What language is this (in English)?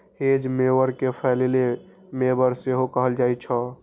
Maithili